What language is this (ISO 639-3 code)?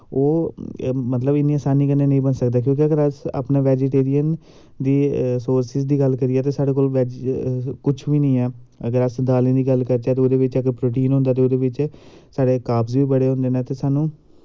doi